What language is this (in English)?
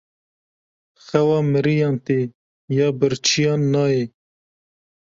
Kurdish